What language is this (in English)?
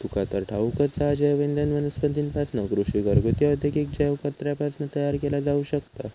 Marathi